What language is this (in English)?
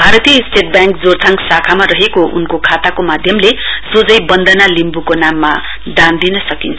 Nepali